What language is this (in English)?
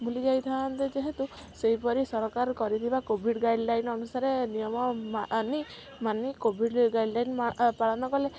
Odia